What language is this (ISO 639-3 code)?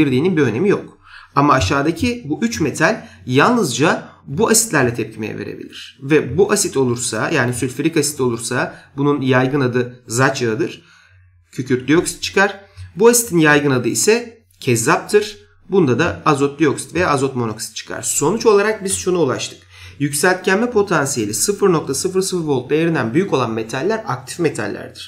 tur